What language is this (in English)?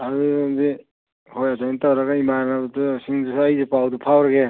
Manipuri